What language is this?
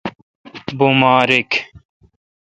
Kalkoti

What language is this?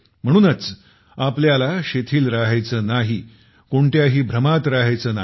Marathi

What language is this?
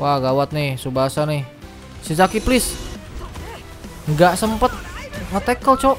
Indonesian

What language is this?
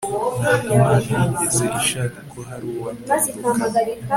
Kinyarwanda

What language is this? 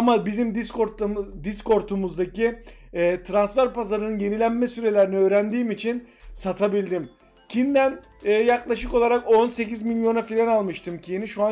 Turkish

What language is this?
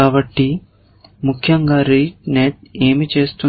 Telugu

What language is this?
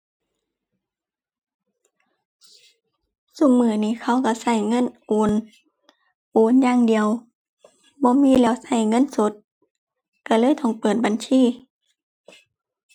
Thai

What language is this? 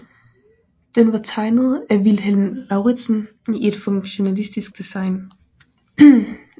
Danish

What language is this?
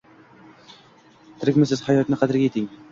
Uzbek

